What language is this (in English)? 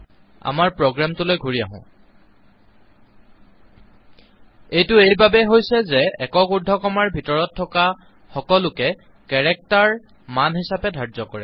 Assamese